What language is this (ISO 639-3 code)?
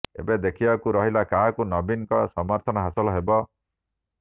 ori